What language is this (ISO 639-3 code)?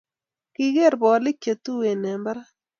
kln